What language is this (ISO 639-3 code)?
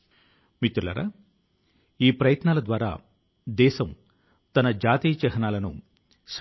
tel